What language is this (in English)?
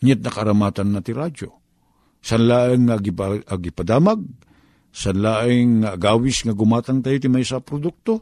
Filipino